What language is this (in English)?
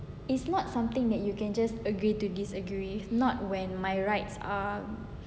English